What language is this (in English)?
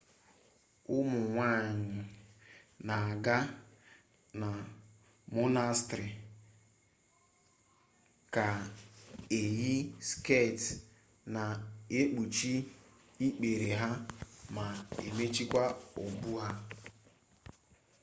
Igbo